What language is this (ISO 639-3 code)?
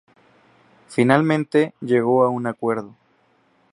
spa